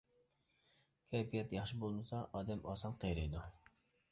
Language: Uyghur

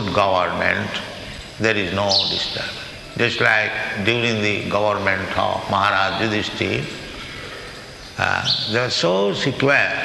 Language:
English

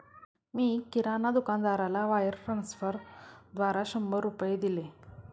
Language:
Marathi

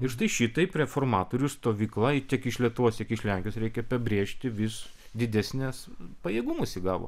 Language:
Lithuanian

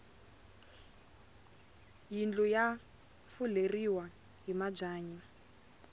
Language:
Tsonga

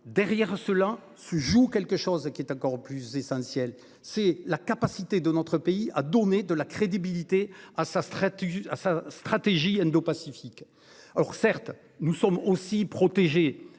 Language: French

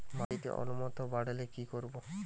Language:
Bangla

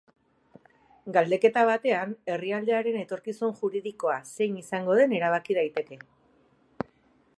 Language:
Basque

